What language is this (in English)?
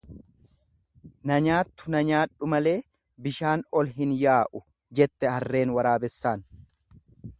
Oromo